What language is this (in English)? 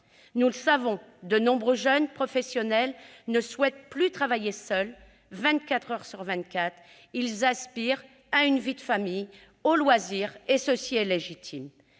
French